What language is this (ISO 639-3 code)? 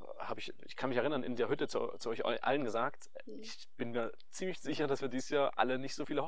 deu